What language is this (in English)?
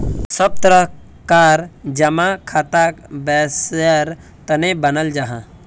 Magahi